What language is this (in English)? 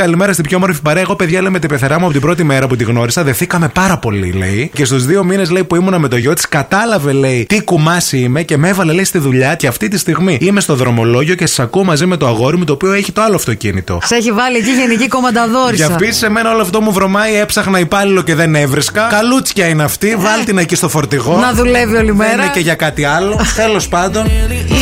Greek